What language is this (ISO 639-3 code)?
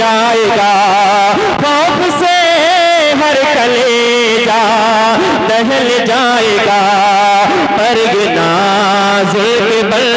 hin